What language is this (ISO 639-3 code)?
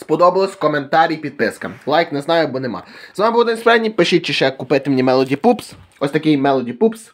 ukr